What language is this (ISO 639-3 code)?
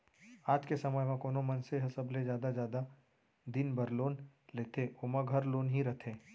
hne